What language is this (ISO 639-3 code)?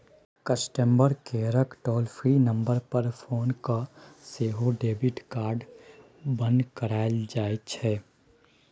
mai